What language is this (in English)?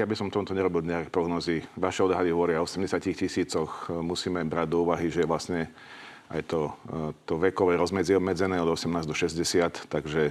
Slovak